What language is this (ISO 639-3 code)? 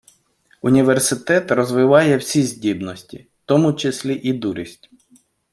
ukr